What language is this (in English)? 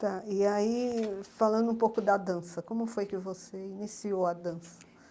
Portuguese